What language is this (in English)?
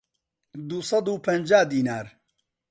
Central Kurdish